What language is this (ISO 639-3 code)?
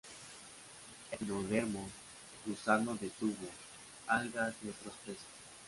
spa